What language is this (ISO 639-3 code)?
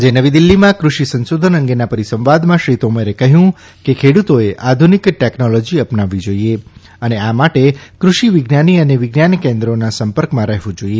guj